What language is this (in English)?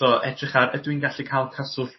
Welsh